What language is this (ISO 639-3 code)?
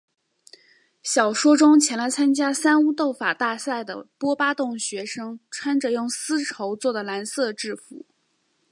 zho